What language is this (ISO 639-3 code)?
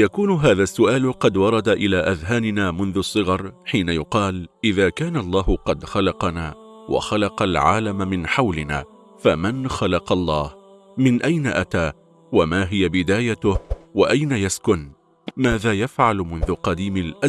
ara